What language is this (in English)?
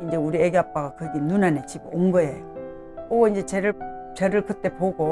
Korean